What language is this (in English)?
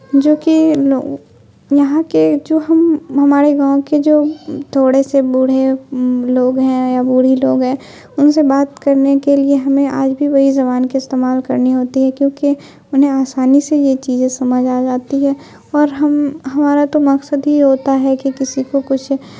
Urdu